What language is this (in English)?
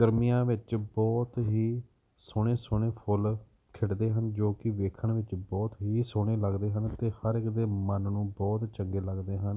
Punjabi